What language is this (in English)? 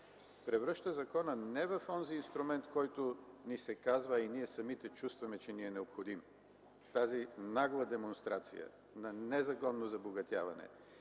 Bulgarian